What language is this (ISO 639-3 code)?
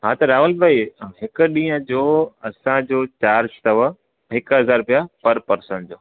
snd